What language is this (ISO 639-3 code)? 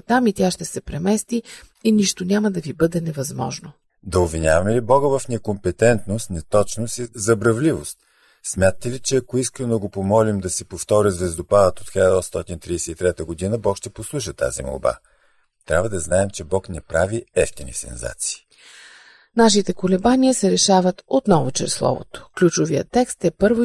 bul